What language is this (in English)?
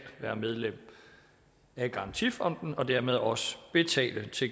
Danish